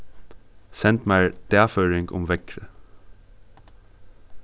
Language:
Faroese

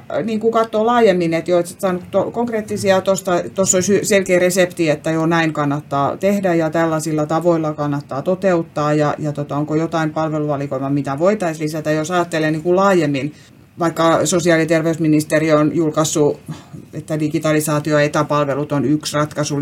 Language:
Finnish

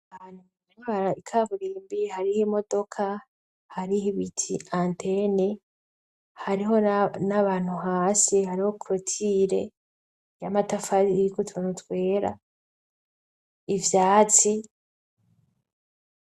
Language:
Rundi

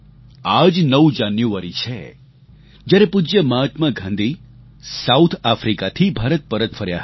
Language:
Gujarati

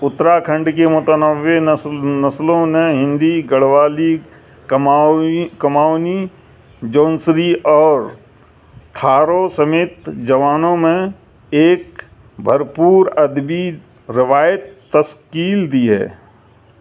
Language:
Urdu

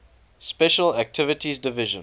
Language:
English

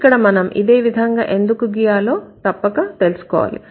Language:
Telugu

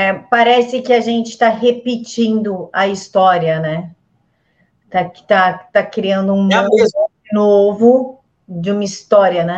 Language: Portuguese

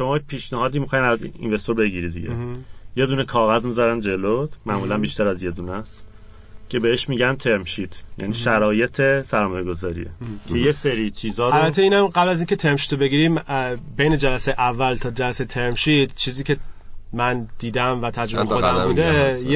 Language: Persian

